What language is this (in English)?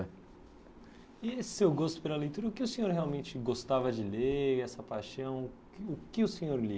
Portuguese